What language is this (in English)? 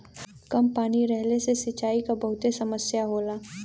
Bhojpuri